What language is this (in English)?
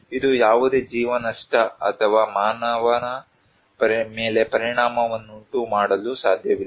Kannada